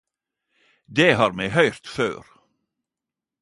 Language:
Norwegian Nynorsk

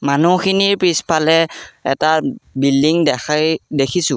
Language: Assamese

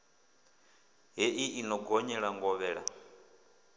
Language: Venda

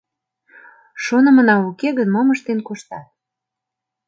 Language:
Mari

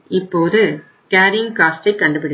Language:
Tamil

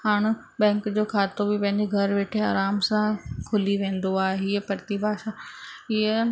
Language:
Sindhi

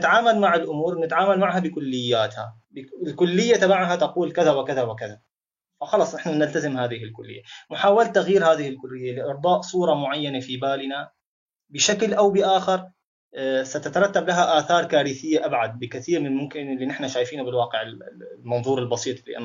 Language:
Arabic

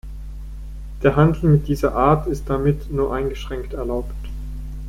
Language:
German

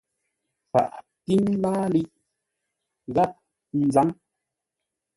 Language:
Ngombale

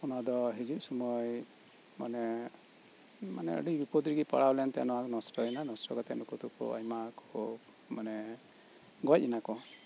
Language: Santali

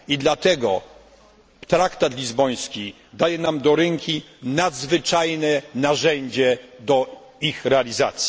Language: Polish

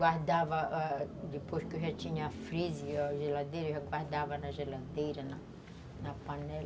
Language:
Portuguese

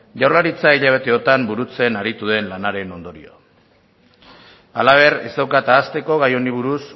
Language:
Basque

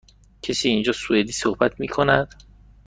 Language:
Persian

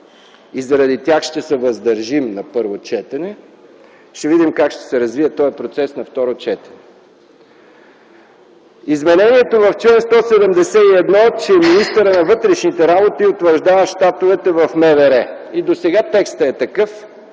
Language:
Bulgarian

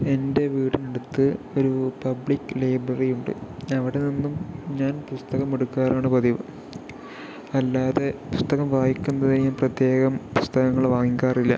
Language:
Malayalam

